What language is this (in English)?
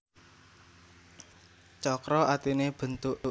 Javanese